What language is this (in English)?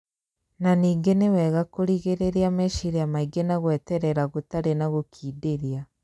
Kikuyu